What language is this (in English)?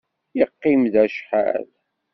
Kabyle